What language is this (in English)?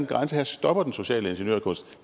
Danish